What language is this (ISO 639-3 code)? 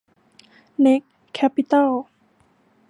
tha